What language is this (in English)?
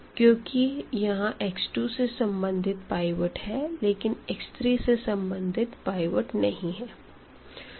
Hindi